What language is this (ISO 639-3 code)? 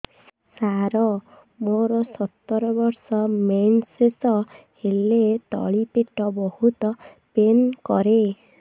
ori